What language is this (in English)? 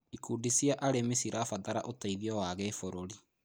Kikuyu